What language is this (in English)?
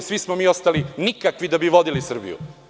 Serbian